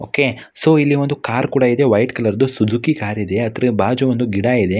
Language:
Kannada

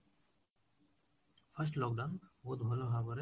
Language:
Odia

